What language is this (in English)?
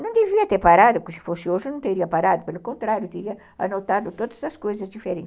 Portuguese